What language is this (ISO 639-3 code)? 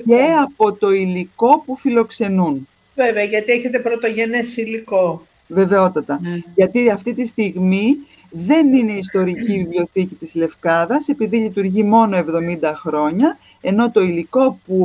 ell